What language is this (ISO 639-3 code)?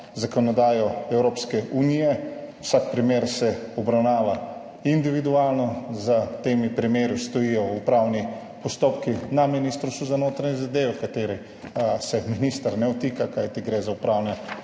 slv